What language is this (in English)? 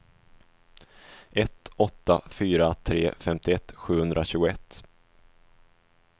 Swedish